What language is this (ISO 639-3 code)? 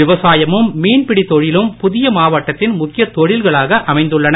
tam